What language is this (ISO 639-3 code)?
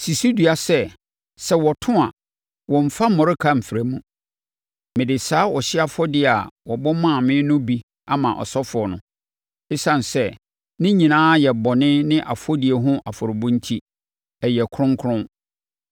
aka